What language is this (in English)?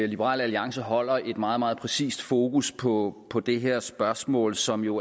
Danish